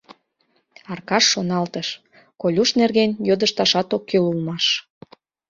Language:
Mari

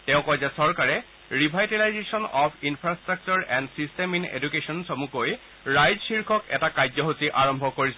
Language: Assamese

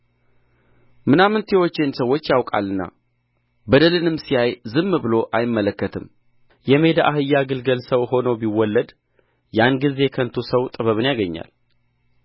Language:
Amharic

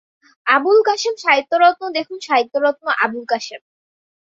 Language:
Bangla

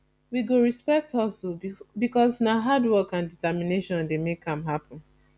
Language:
Nigerian Pidgin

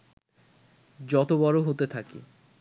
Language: Bangla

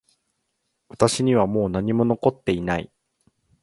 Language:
Japanese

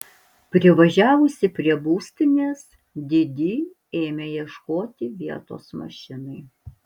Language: Lithuanian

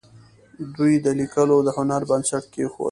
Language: Pashto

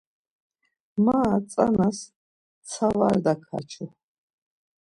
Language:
Laz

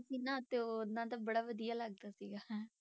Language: Punjabi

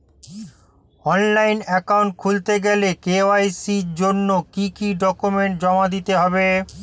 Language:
Bangla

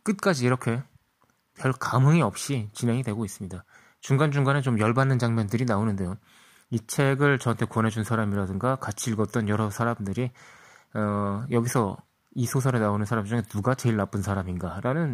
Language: Korean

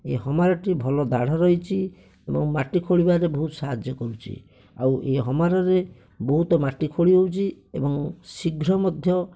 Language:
Odia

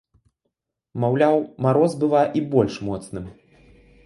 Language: Belarusian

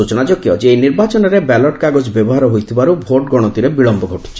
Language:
Odia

